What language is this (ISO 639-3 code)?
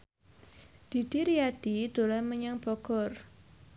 jav